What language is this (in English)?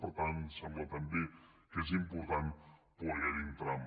Catalan